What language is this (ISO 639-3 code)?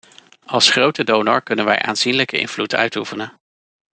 nld